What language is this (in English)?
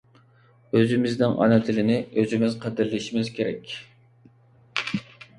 Uyghur